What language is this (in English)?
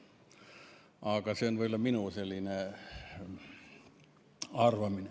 Estonian